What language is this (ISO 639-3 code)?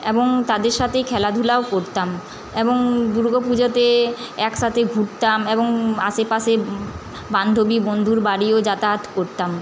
ben